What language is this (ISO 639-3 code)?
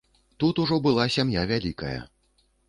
bel